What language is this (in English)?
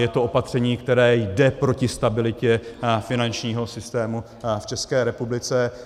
Czech